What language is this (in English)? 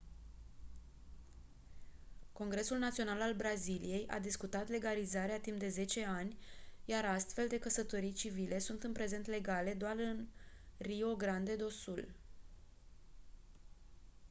Romanian